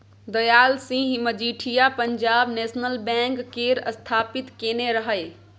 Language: Maithili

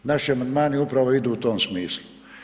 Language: Croatian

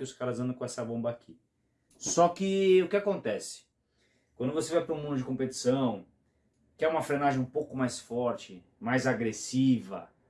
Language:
Portuguese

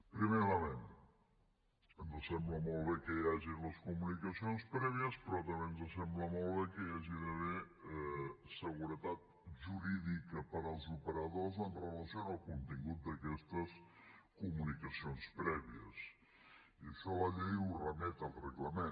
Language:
Catalan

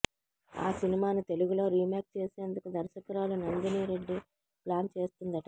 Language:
Telugu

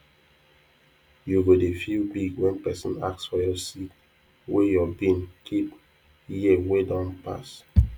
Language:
Nigerian Pidgin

